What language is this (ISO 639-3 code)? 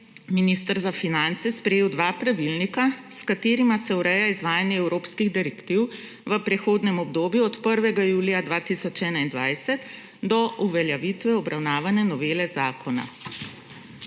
slv